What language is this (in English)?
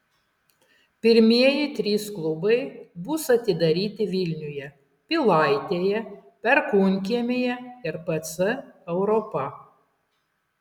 Lithuanian